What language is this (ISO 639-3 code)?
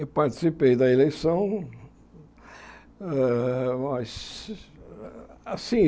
por